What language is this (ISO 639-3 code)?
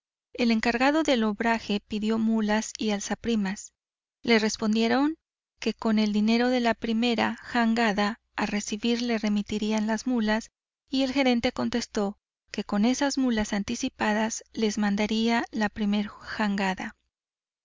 spa